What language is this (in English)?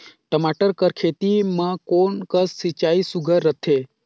Chhattisgarhi